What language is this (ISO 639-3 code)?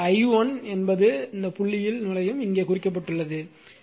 tam